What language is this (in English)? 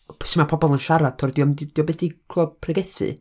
Welsh